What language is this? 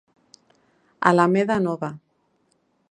Galician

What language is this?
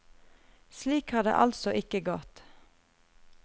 Norwegian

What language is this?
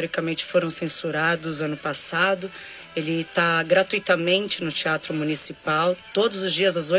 Portuguese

